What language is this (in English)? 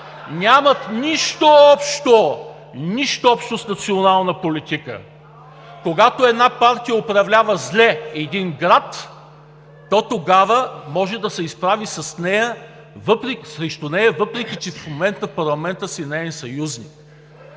Bulgarian